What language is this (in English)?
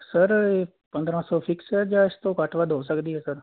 Punjabi